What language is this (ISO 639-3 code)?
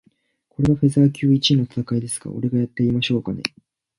jpn